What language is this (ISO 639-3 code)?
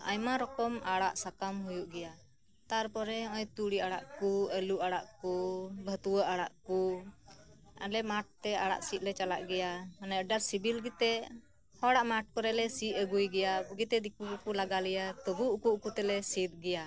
sat